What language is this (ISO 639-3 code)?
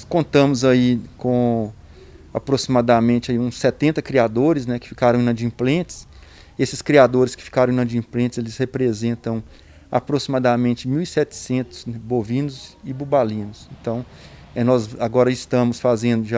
por